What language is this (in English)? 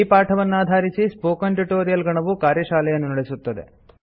Kannada